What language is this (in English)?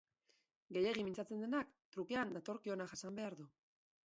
Basque